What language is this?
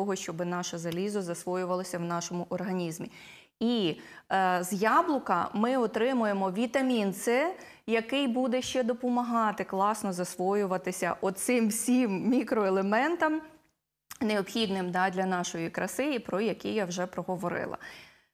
Ukrainian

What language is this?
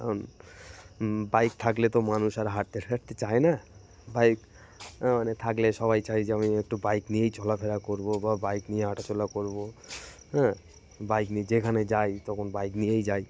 Bangla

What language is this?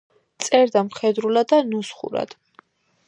Georgian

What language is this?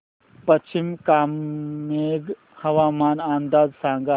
Marathi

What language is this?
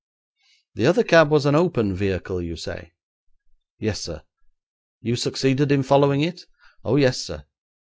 English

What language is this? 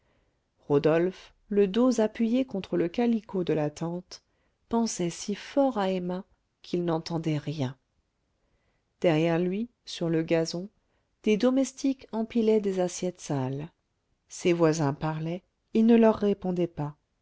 French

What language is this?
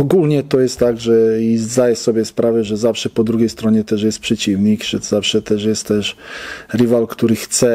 Polish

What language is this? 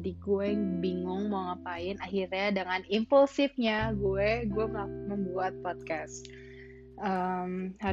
Indonesian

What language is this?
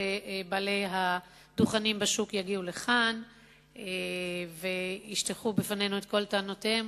Hebrew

